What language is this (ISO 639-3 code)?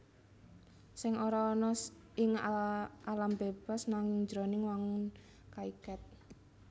jav